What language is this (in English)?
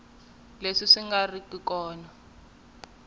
Tsonga